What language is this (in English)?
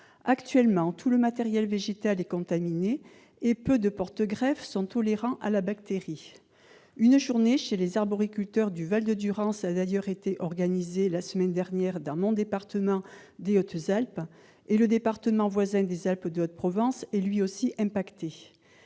French